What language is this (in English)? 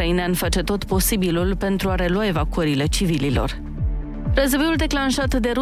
Romanian